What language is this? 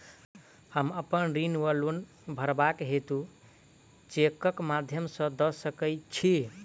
Maithili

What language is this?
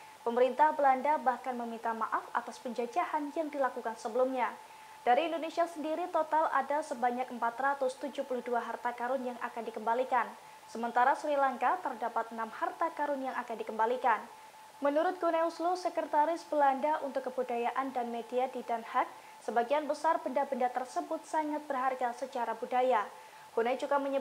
Indonesian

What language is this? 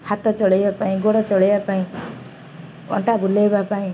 Odia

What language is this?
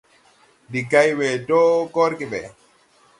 Tupuri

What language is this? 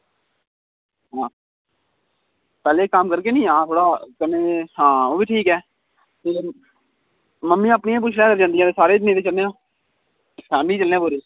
Dogri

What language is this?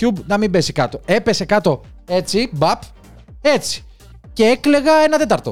Greek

